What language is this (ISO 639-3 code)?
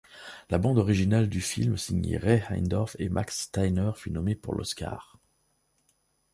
fra